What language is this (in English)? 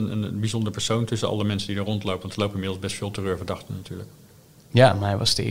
Dutch